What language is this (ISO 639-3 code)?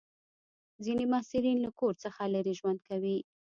pus